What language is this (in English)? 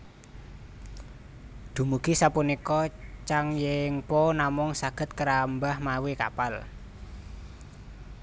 Javanese